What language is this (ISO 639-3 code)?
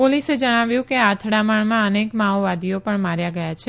guj